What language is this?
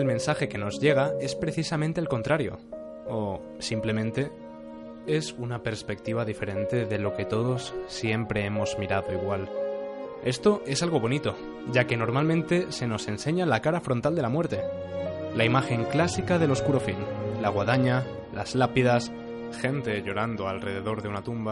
Spanish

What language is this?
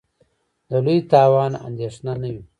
Pashto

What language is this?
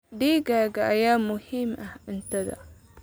Somali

